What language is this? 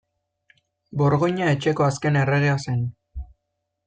Basque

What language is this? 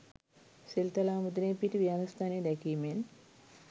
Sinhala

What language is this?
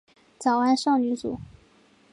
Chinese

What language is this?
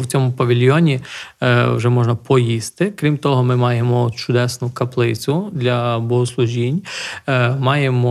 Ukrainian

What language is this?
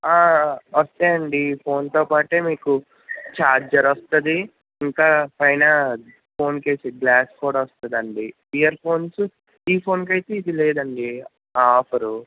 Telugu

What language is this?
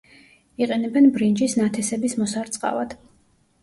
Georgian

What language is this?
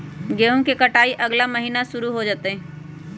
Magahi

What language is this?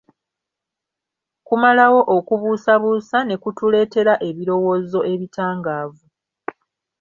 Ganda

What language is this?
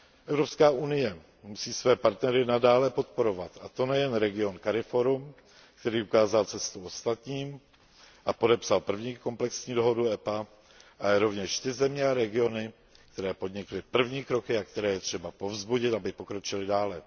Czech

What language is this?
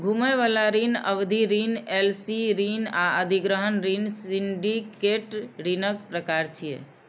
Maithili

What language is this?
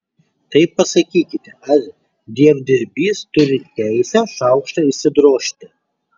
Lithuanian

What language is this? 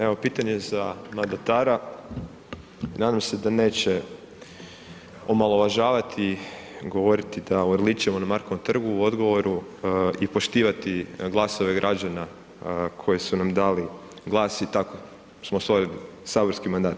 Croatian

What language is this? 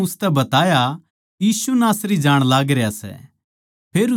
Haryanvi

